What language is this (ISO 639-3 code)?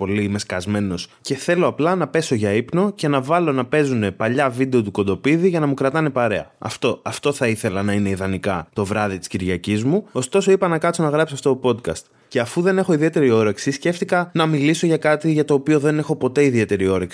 ell